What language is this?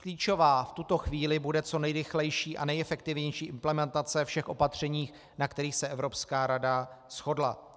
Czech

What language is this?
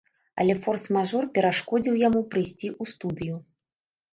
Belarusian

